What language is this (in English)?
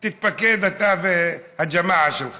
Hebrew